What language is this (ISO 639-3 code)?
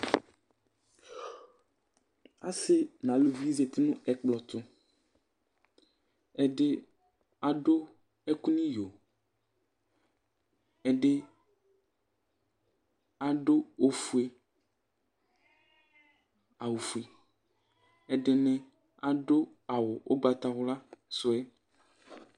kpo